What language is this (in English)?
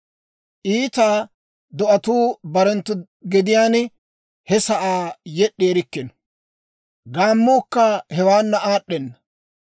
Dawro